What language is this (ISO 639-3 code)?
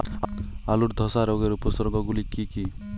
ben